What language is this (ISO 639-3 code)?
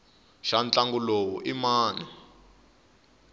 tso